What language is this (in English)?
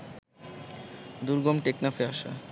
Bangla